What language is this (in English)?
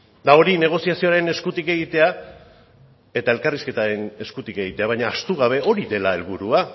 Basque